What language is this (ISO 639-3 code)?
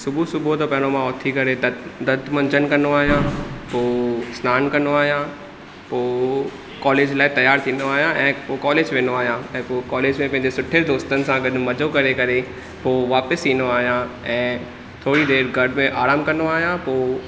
snd